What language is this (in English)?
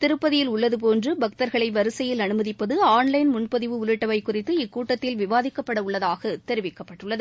Tamil